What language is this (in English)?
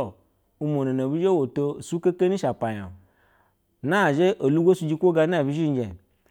Basa (Nigeria)